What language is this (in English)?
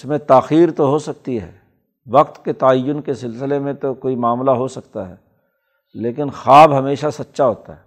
Urdu